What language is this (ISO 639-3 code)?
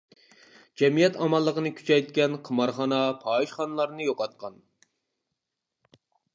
uig